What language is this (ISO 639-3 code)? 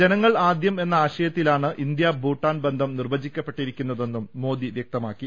mal